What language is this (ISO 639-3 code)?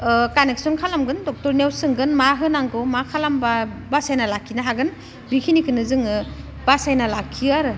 brx